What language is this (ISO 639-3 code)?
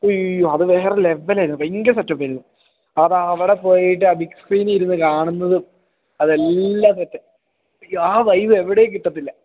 mal